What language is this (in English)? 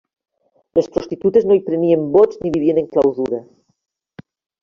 Catalan